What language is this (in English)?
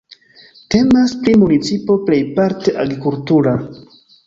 Esperanto